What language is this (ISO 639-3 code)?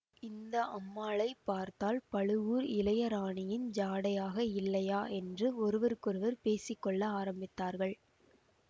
tam